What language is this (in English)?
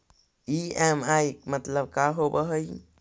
Magahi